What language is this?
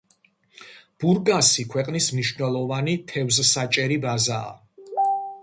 Georgian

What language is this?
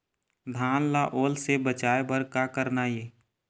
Chhattisgarhi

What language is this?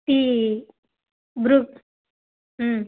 Telugu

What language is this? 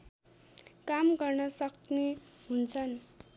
Nepali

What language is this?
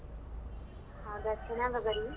Kannada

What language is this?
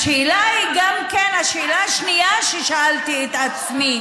Hebrew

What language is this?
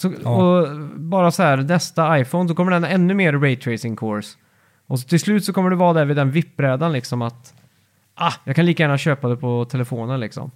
Swedish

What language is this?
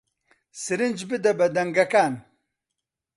Central Kurdish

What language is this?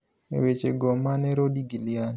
Luo (Kenya and Tanzania)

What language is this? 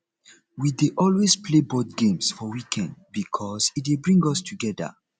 Nigerian Pidgin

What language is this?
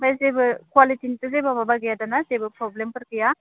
Bodo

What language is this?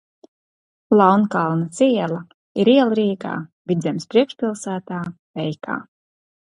Latvian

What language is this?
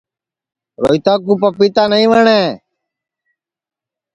Sansi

